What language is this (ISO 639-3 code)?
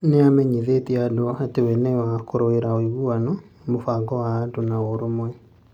kik